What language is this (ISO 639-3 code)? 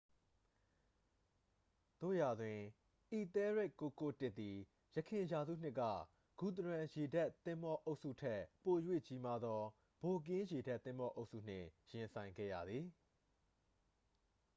mya